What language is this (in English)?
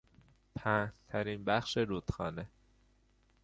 Persian